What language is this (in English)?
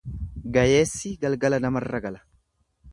Oromo